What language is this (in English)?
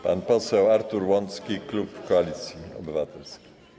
Polish